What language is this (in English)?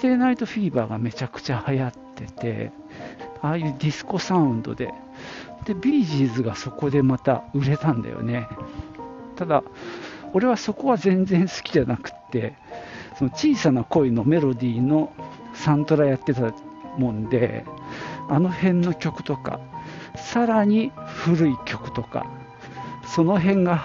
Japanese